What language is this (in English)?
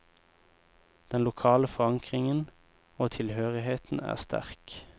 Norwegian